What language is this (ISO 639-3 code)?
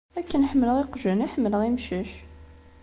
kab